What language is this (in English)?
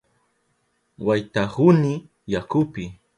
Southern Pastaza Quechua